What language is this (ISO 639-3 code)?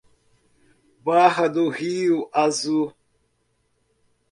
por